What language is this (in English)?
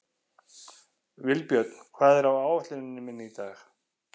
Icelandic